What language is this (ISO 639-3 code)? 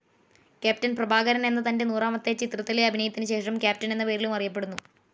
mal